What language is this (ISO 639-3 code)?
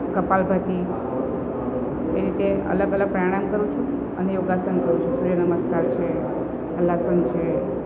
guj